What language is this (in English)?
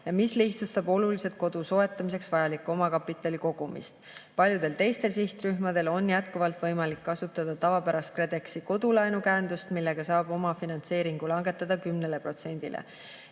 Estonian